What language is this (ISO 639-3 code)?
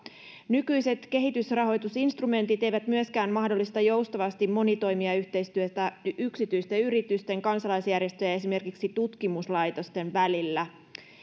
fin